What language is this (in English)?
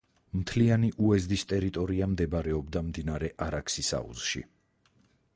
Georgian